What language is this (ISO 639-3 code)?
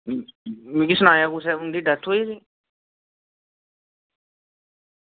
doi